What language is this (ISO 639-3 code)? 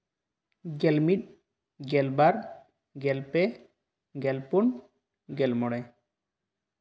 sat